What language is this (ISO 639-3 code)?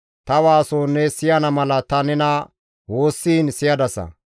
gmv